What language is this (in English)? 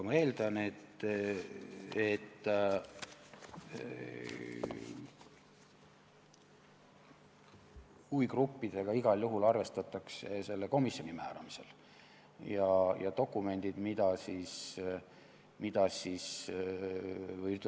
Estonian